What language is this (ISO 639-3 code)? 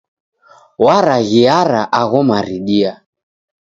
dav